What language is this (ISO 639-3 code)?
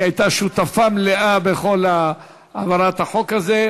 heb